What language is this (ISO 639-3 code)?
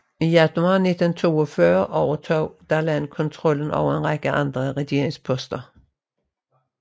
dan